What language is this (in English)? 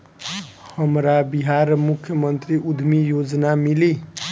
Bhojpuri